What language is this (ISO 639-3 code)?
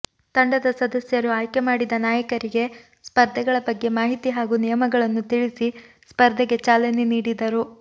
kan